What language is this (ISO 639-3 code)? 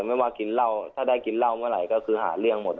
tha